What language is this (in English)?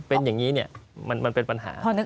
Thai